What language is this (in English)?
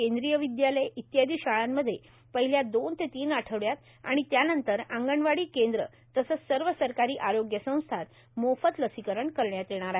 Marathi